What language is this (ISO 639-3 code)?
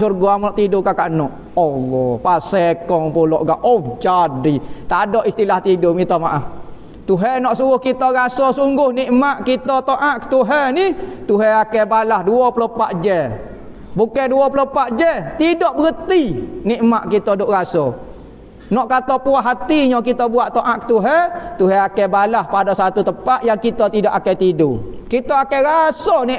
msa